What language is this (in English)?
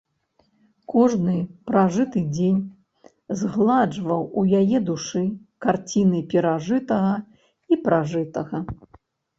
Belarusian